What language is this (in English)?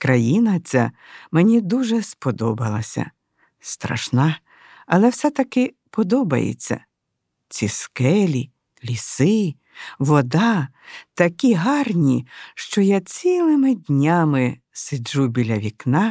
Ukrainian